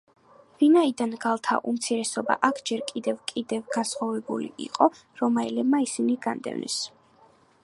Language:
Georgian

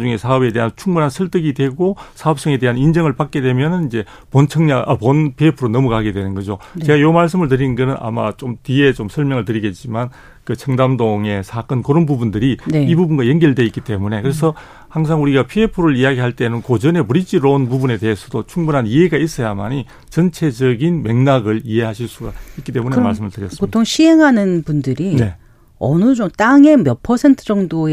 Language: Korean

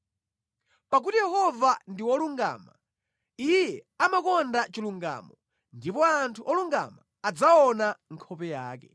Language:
Nyanja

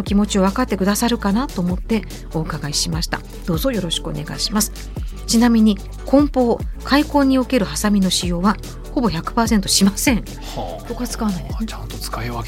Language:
Japanese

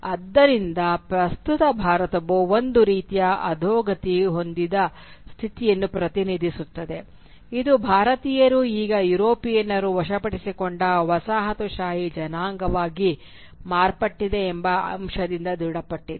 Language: Kannada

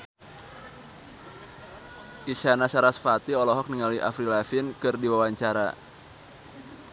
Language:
Sundanese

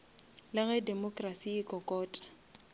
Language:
Northern Sotho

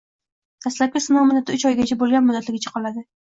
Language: Uzbek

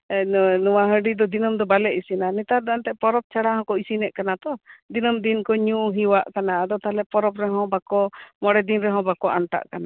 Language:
Santali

